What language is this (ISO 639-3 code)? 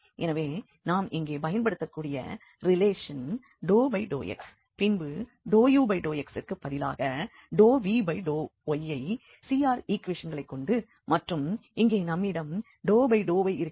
tam